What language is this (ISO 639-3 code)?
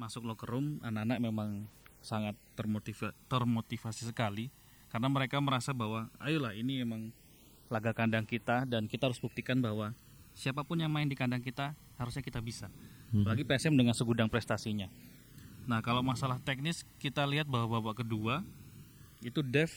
ind